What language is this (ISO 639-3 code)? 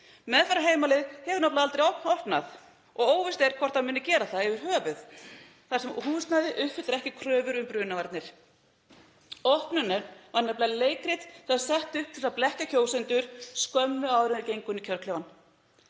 isl